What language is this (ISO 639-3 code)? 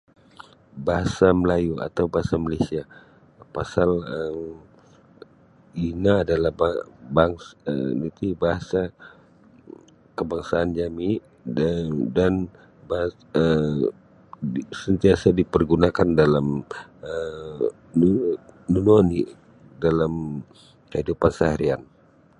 bsy